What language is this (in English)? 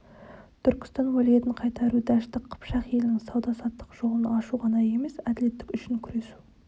Kazakh